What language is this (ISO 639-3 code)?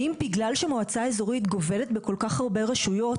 heb